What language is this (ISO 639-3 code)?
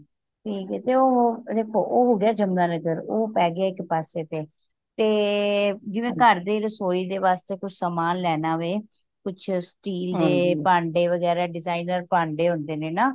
pan